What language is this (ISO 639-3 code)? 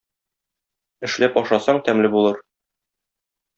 tat